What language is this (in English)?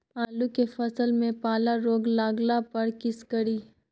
Maithili